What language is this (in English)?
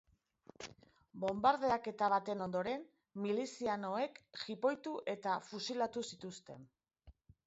Basque